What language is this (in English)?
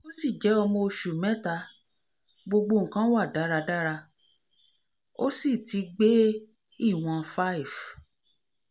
Yoruba